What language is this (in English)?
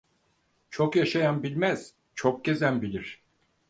Turkish